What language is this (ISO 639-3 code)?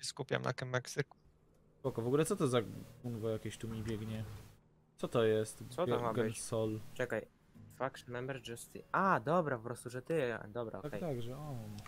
pol